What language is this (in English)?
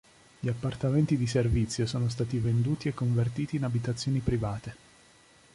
Italian